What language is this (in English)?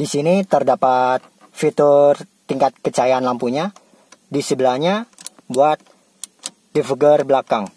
Indonesian